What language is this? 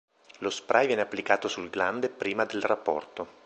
Italian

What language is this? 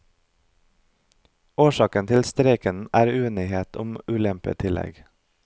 Norwegian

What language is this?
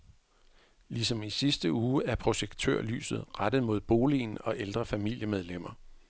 Danish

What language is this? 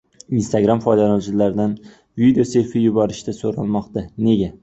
Uzbek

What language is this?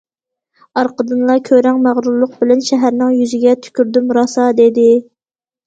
Uyghur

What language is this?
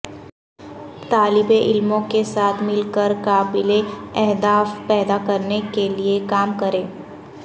Urdu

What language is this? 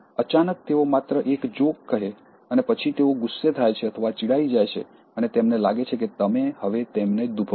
Gujarati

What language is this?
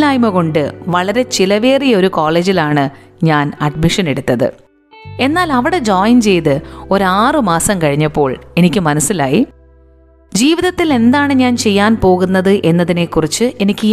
Malayalam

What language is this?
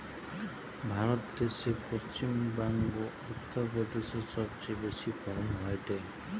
Bangla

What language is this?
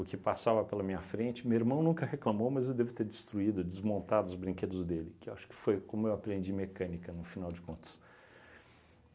Portuguese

